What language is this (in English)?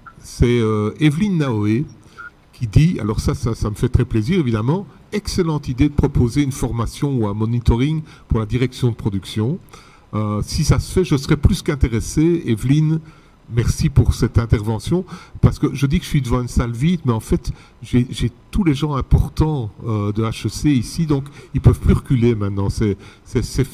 French